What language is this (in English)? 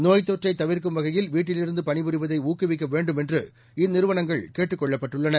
Tamil